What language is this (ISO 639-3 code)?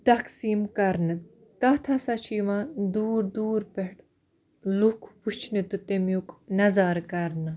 kas